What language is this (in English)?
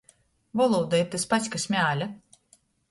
Latgalian